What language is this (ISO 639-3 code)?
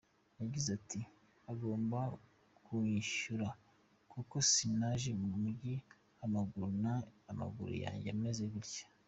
kin